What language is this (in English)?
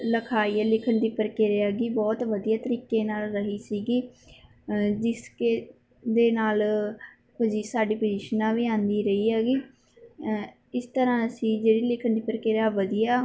Punjabi